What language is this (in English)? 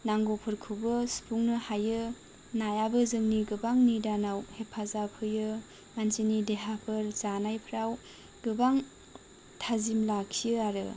Bodo